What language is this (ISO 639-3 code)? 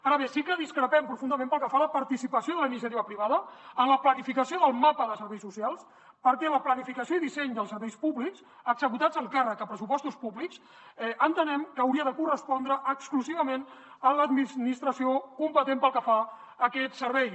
cat